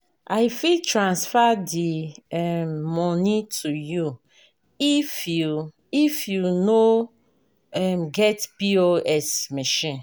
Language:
Nigerian Pidgin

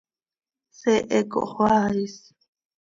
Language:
Seri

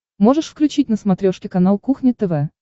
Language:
Russian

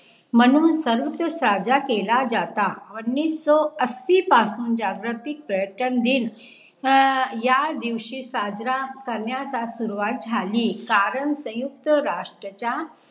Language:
Marathi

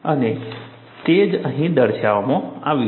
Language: Gujarati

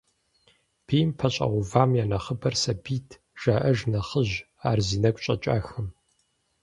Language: Kabardian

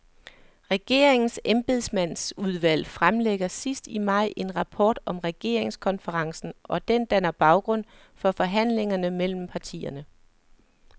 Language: Danish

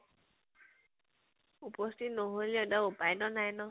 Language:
Assamese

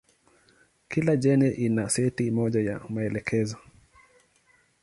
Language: Swahili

